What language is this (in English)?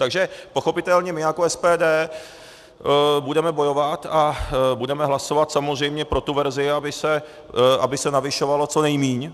Czech